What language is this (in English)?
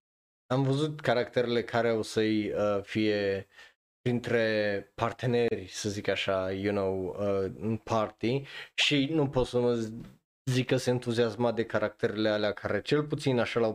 Romanian